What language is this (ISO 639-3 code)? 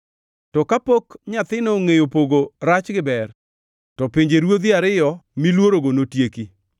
luo